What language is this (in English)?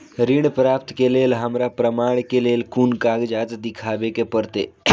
Maithili